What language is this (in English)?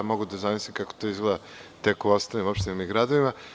Serbian